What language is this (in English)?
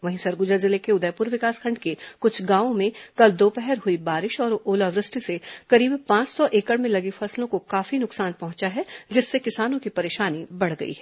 Hindi